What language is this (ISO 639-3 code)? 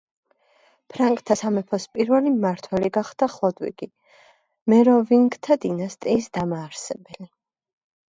kat